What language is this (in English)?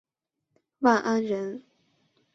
Chinese